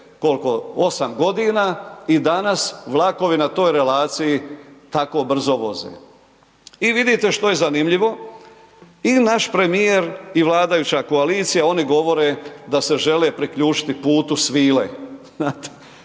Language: Croatian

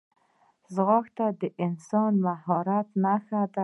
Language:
Pashto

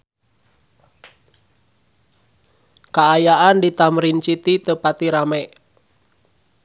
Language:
Sundanese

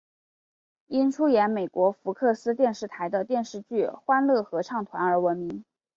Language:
Chinese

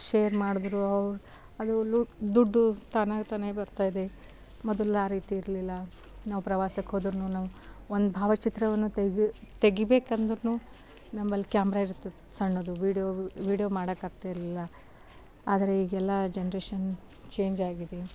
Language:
Kannada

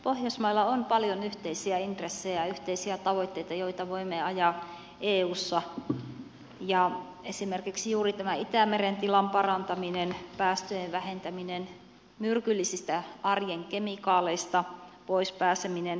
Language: Finnish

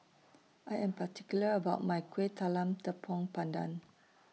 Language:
English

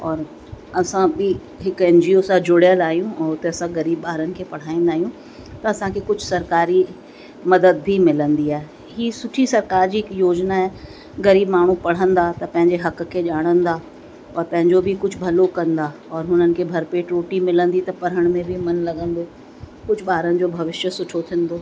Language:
Sindhi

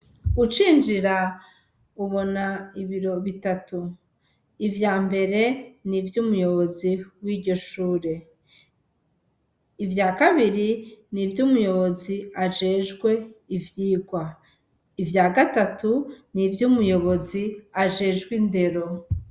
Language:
Rundi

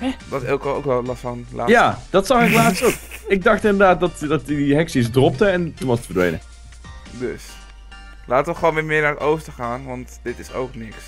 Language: Dutch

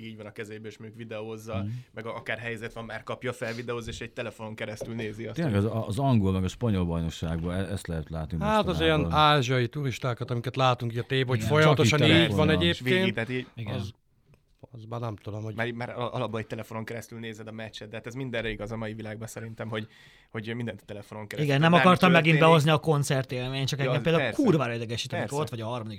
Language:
Hungarian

